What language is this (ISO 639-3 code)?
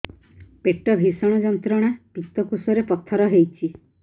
ori